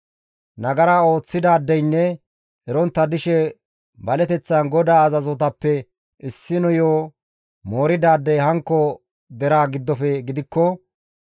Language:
Gamo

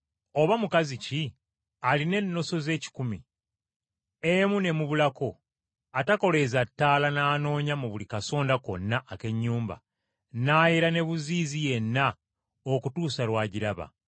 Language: Ganda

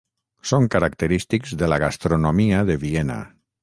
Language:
Catalan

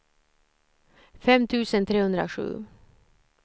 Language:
Swedish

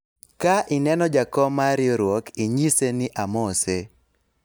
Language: Luo (Kenya and Tanzania)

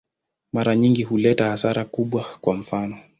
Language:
Swahili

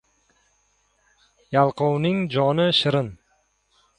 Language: Uzbek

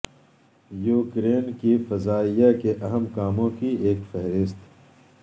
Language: Urdu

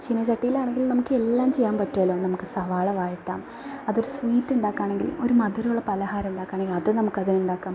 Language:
Malayalam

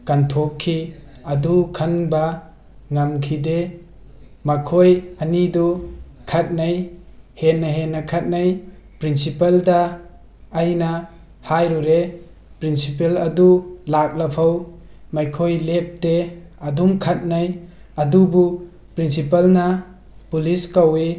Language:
Manipuri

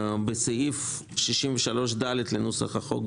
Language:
Hebrew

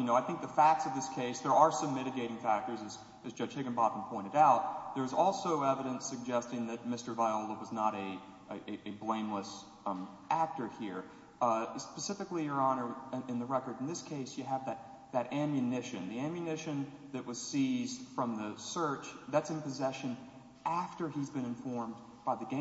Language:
English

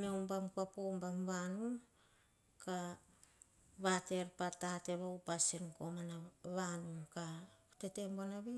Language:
Hahon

